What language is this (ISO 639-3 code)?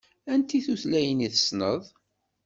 kab